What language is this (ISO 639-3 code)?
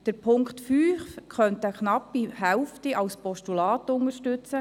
gsw